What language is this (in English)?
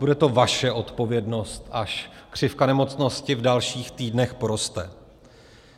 Czech